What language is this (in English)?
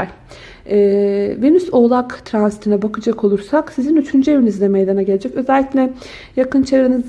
Turkish